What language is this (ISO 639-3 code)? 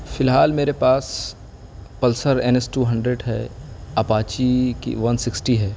urd